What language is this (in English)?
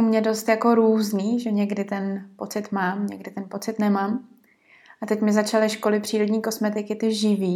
Czech